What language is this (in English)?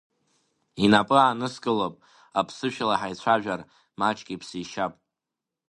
Abkhazian